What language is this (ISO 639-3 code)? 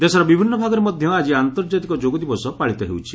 ori